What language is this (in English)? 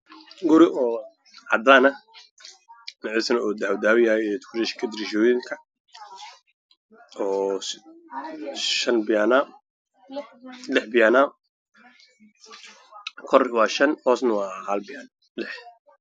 Somali